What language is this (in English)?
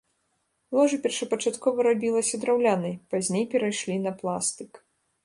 Belarusian